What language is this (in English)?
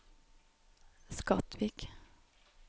Norwegian